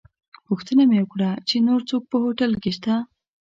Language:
Pashto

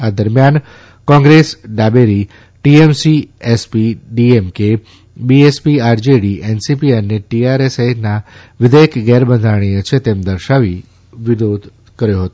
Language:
Gujarati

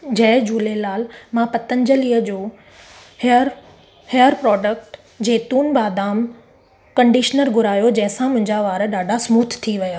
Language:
Sindhi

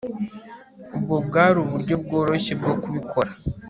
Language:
Kinyarwanda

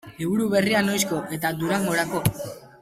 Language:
Basque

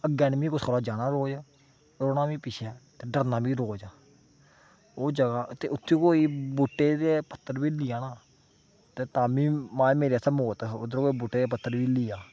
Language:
Dogri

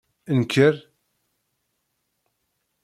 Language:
Kabyle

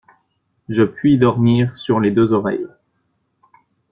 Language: French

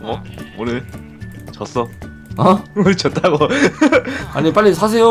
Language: Korean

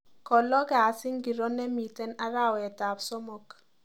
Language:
Kalenjin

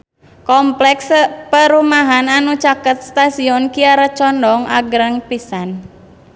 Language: Sundanese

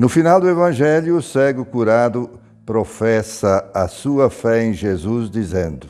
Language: Portuguese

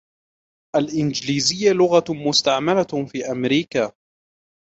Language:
Arabic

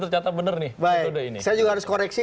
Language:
Indonesian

